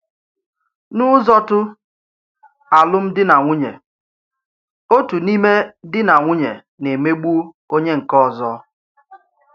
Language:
Igbo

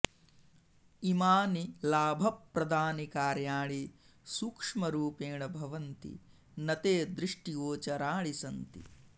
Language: Sanskrit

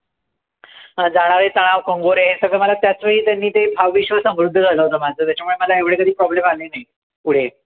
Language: Marathi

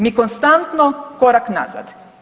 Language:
Croatian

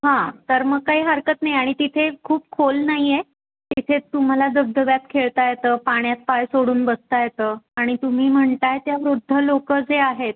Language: Marathi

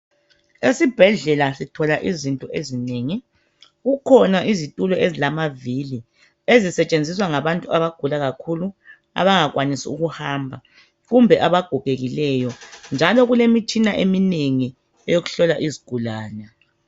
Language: North Ndebele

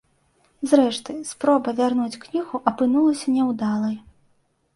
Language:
Belarusian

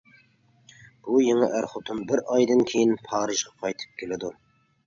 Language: Uyghur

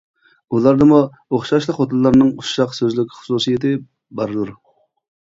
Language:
Uyghur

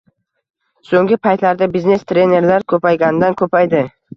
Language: Uzbek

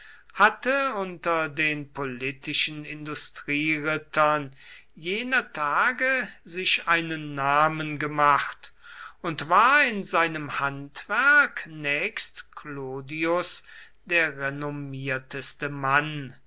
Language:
German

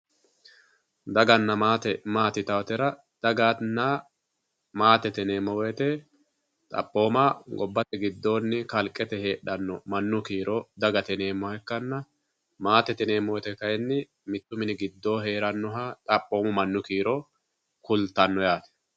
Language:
Sidamo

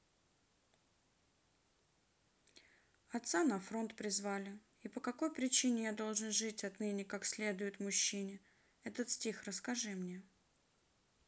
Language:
Russian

